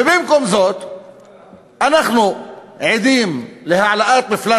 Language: Hebrew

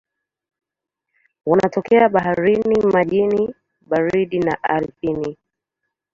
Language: Swahili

